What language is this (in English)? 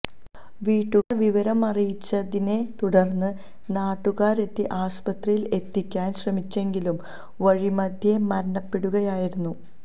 Malayalam